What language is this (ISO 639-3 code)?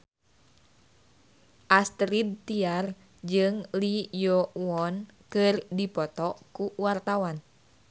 sun